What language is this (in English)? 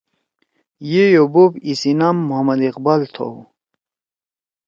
Torwali